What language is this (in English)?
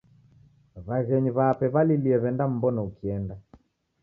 Taita